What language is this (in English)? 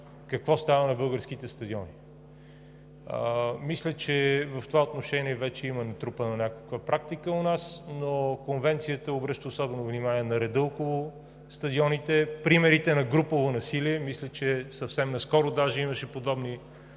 Bulgarian